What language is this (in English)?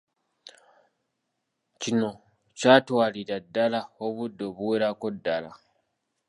Ganda